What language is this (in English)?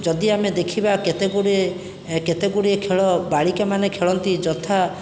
Odia